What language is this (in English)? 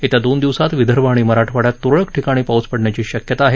Marathi